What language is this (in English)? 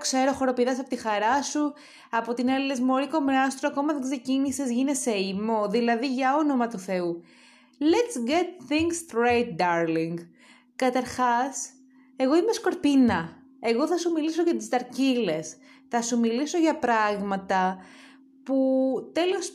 Greek